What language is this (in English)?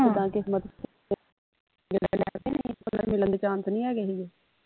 Punjabi